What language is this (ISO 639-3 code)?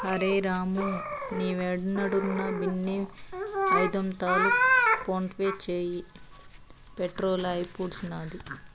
tel